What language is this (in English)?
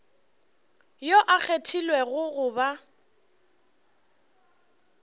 Northern Sotho